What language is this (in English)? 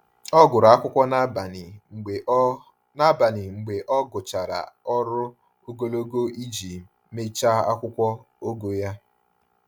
Igbo